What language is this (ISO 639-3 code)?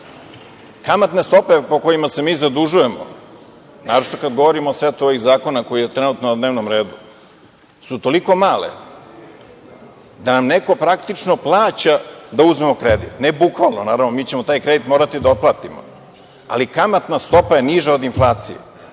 srp